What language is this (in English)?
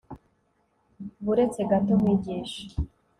Kinyarwanda